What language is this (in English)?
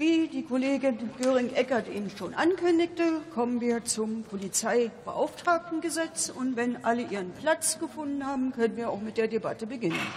German